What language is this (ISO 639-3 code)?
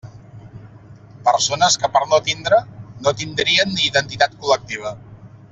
cat